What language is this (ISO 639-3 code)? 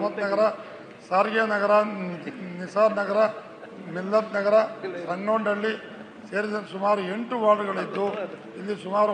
tur